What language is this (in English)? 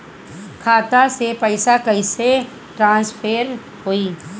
Bhojpuri